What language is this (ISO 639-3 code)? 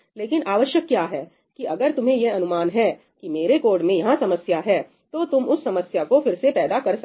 hin